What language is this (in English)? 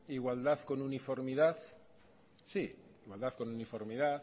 Spanish